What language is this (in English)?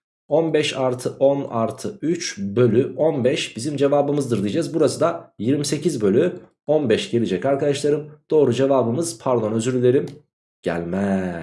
Turkish